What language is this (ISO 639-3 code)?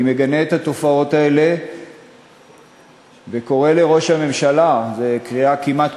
heb